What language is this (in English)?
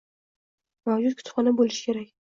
Uzbek